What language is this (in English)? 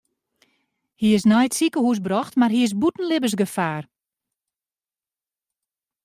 Western Frisian